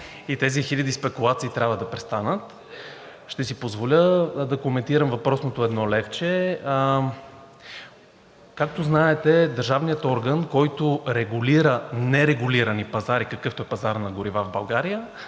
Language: Bulgarian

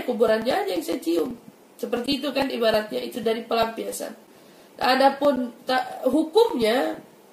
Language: Indonesian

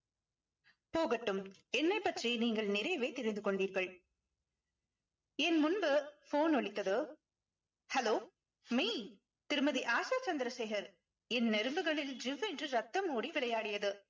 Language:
Tamil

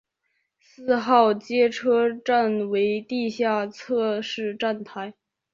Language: Chinese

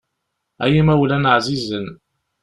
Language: Kabyle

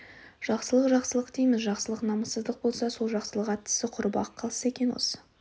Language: Kazakh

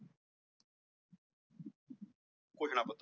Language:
Punjabi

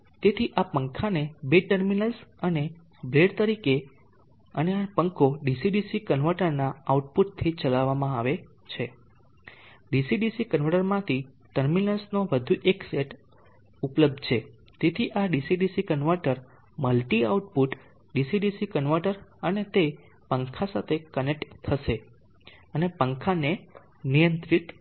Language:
Gujarati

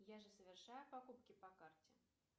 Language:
Russian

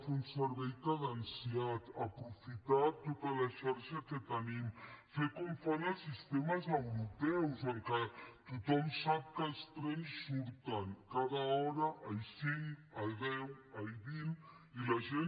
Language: Catalan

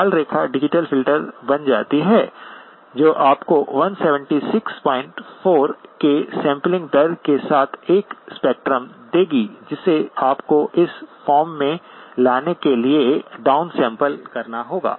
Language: Hindi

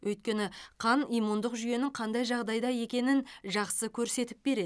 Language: Kazakh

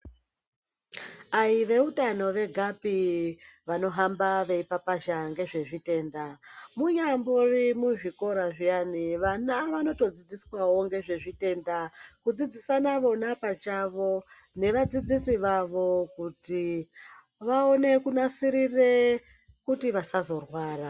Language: Ndau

